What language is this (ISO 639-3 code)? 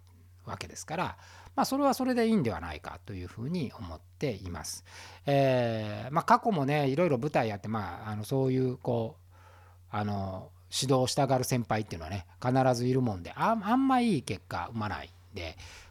jpn